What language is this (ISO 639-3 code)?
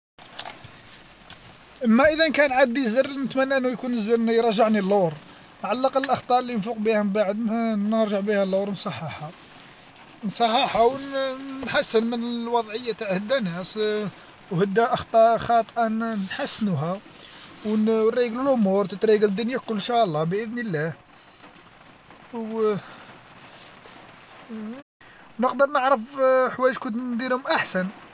arq